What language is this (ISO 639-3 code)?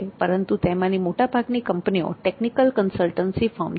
guj